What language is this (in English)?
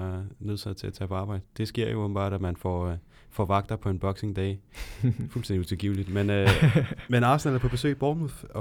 Danish